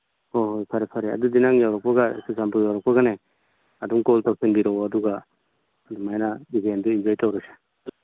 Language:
Manipuri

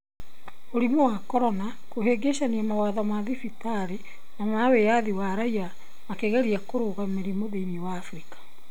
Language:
Kikuyu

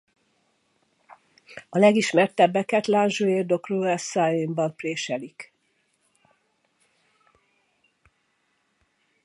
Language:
Hungarian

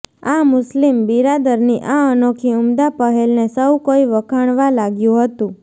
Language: Gujarati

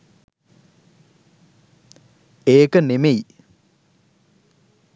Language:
Sinhala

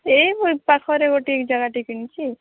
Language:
Odia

